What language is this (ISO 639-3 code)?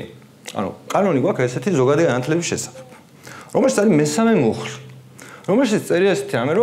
ron